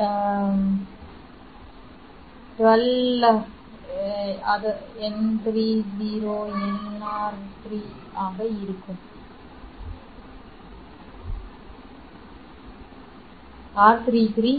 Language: Tamil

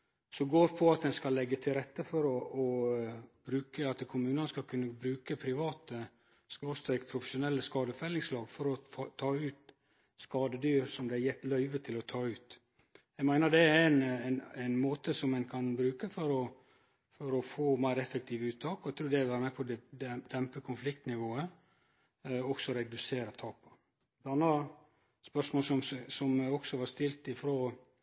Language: Norwegian Nynorsk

